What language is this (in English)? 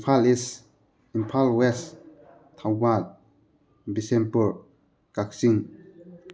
Manipuri